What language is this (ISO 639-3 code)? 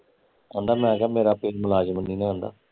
pan